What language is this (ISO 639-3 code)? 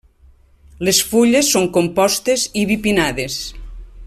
cat